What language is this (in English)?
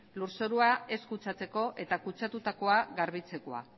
Basque